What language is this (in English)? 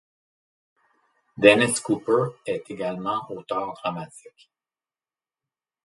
French